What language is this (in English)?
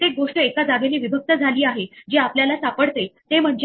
Marathi